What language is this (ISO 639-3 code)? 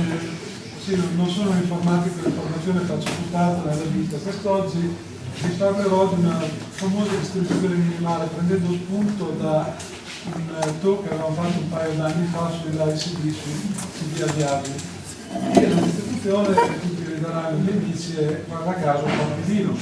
ita